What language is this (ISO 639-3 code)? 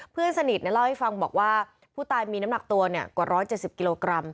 tha